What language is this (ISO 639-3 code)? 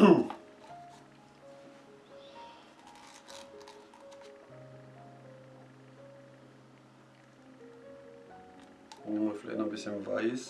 deu